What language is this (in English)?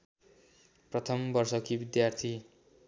Nepali